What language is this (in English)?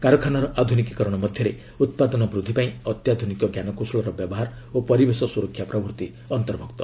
Odia